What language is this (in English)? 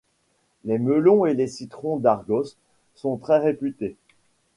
French